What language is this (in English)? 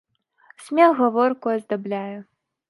Belarusian